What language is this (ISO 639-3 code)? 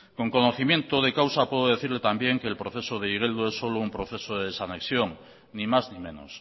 spa